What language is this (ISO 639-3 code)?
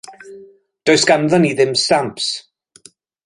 cym